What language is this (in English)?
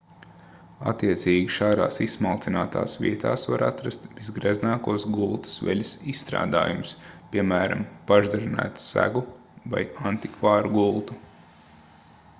Latvian